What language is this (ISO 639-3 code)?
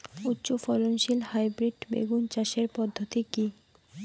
ben